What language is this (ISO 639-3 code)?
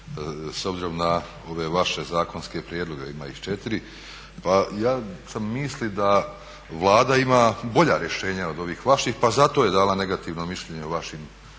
hrv